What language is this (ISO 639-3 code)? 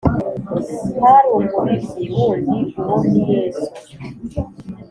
kin